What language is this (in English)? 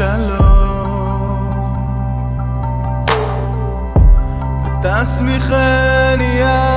Hebrew